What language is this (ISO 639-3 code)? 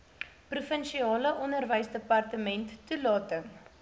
afr